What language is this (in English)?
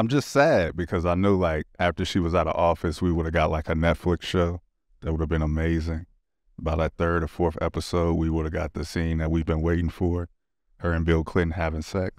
English